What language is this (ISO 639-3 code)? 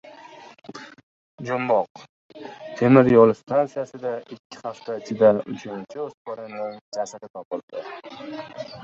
uzb